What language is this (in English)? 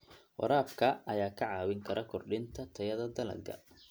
Somali